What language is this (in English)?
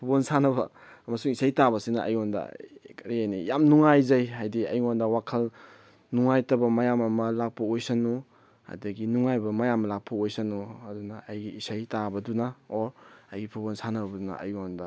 Manipuri